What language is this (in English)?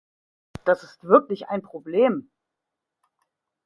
German